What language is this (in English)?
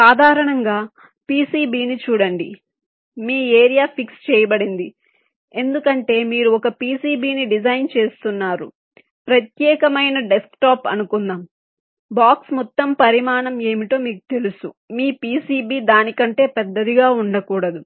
Telugu